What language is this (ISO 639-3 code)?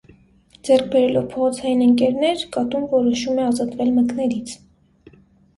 hye